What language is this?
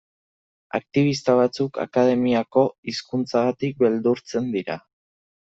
Basque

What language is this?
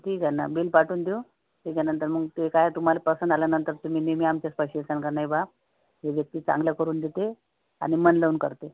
Marathi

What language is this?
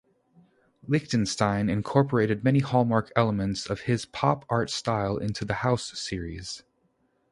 English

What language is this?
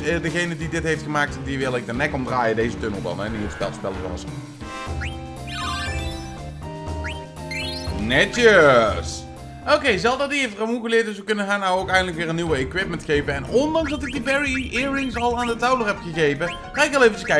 Dutch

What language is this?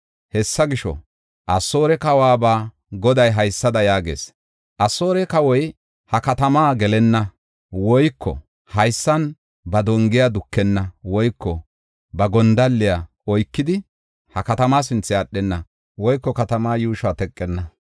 Gofa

